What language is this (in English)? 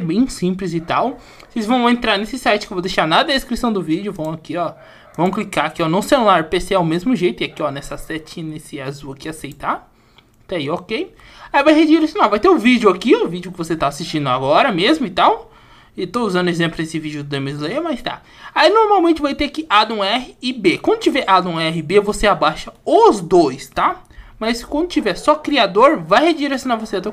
Portuguese